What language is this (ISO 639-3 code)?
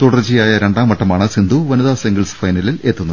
mal